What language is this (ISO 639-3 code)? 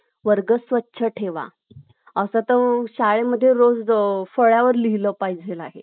mar